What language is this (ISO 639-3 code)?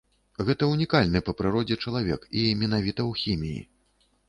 bel